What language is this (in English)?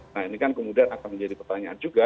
Indonesian